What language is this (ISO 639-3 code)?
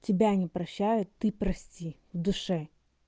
rus